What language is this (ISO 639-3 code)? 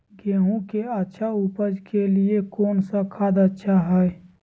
mag